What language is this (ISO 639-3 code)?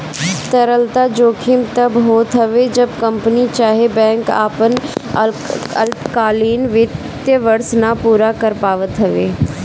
bho